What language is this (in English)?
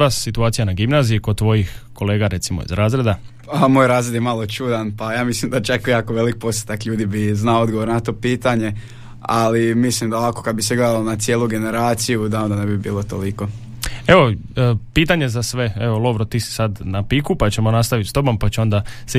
Croatian